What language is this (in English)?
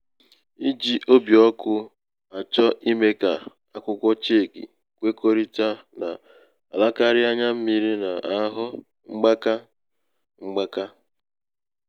Igbo